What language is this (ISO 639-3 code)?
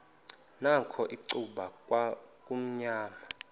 xho